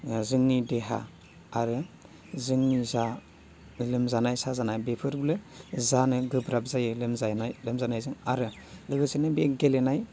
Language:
Bodo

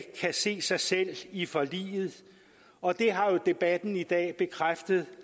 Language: Danish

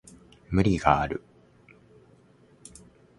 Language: Japanese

